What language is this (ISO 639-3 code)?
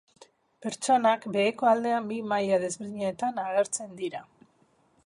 eus